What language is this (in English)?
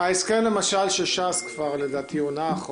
Hebrew